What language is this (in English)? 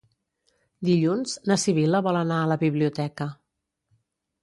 Catalan